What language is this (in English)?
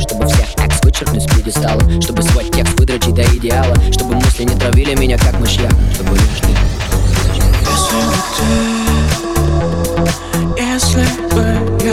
Russian